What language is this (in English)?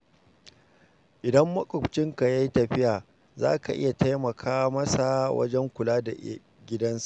Hausa